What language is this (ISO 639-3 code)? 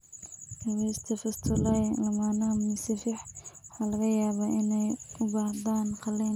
som